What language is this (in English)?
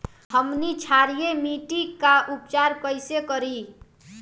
Bhojpuri